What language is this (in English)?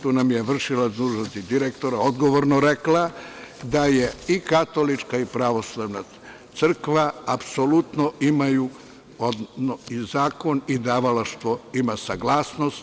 Serbian